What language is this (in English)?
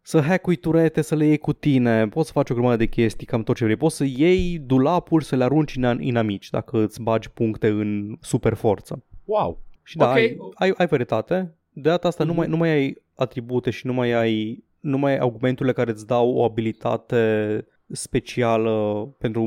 Romanian